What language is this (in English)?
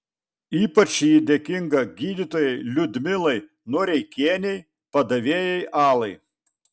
Lithuanian